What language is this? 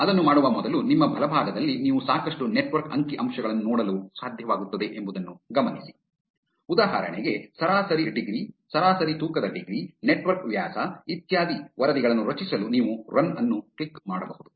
Kannada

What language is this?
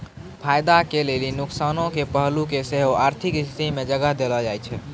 Maithili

